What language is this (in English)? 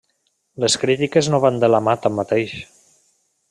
Catalan